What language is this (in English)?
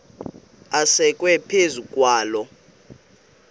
Xhosa